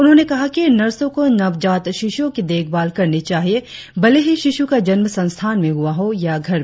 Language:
Hindi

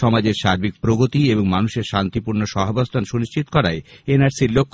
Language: Bangla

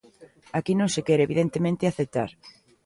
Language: Galician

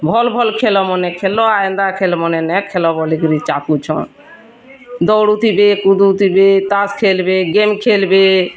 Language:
Odia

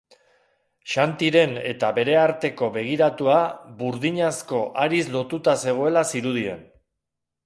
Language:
Basque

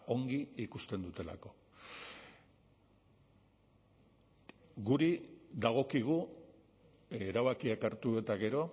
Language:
Basque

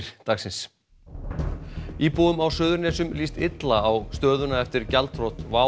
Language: Icelandic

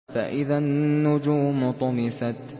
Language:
Arabic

